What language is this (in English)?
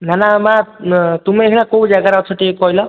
Odia